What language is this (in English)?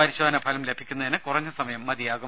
Malayalam